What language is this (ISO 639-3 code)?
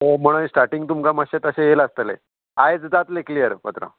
kok